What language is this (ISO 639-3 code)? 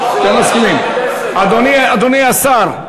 heb